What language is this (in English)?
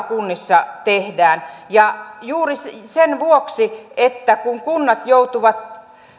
Finnish